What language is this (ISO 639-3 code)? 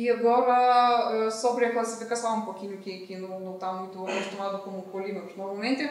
por